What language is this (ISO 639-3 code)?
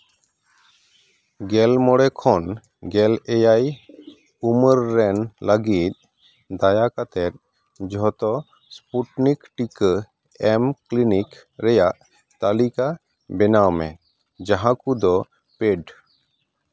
sat